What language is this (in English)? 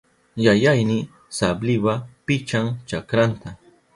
Southern Pastaza Quechua